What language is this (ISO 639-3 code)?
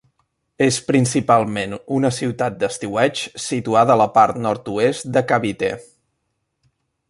cat